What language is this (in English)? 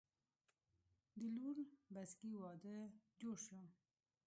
Pashto